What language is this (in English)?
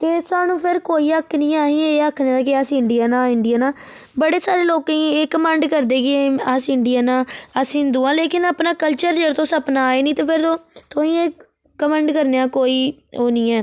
Dogri